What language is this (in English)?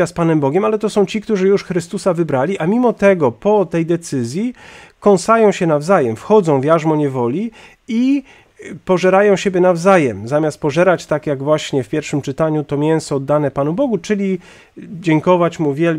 Polish